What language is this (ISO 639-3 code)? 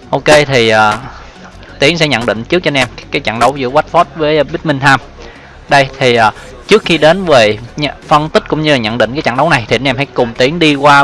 vie